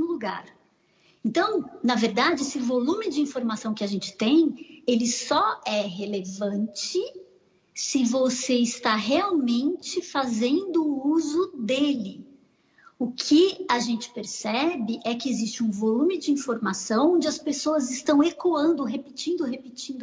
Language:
Portuguese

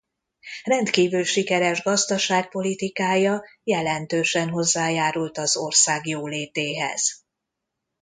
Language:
Hungarian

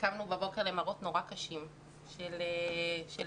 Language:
Hebrew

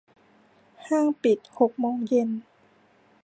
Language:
Thai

